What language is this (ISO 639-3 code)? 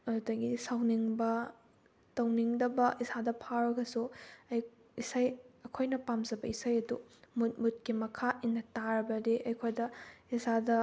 mni